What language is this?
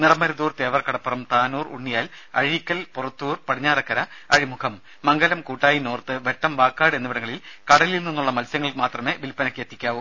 Malayalam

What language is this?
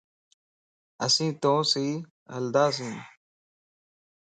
Lasi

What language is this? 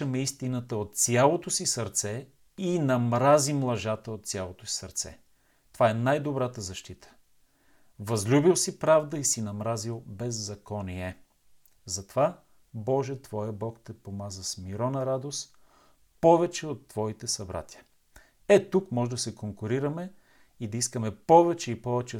Bulgarian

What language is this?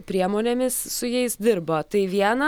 Lithuanian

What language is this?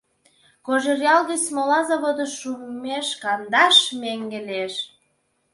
Mari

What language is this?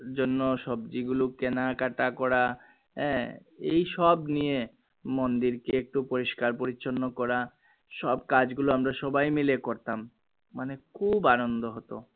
Bangla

